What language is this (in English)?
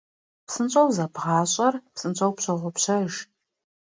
Kabardian